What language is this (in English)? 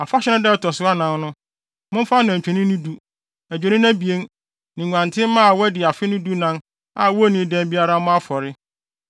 Akan